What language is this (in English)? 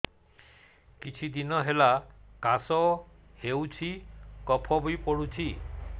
Odia